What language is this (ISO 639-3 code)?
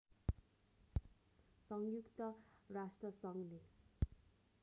nep